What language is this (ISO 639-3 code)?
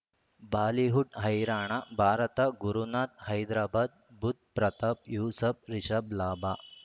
kan